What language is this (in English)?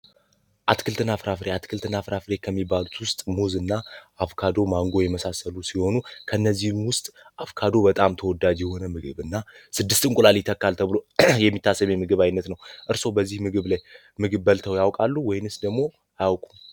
Amharic